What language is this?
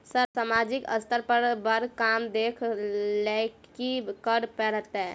Maithili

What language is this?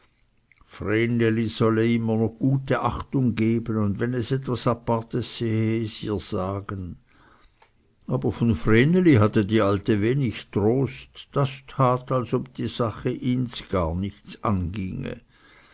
German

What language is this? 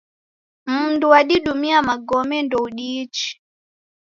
Taita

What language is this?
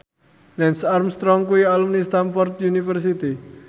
Javanese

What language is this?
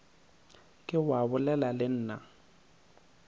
Northern Sotho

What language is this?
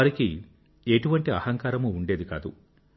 Telugu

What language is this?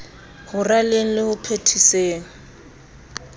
Southern Sotho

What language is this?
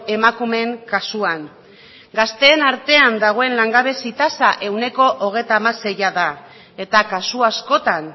Basque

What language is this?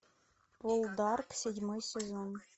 Russian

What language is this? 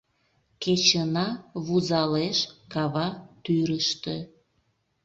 Mari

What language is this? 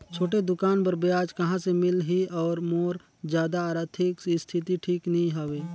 Chhattisgarhi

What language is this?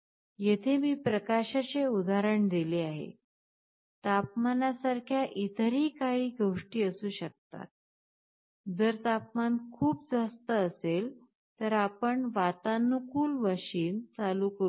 Marathi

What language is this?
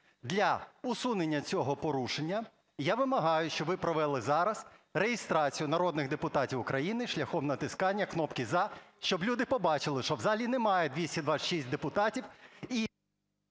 Ukrainian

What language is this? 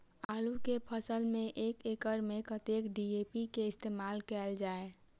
Maithili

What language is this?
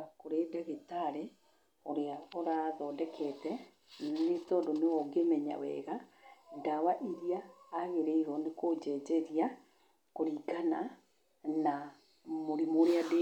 Kikuyu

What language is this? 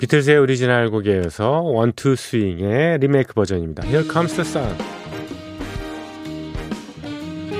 Korean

